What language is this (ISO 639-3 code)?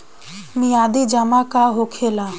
bho